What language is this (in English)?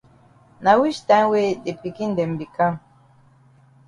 Cameroon Pidgin